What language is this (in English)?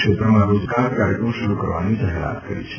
Gujarati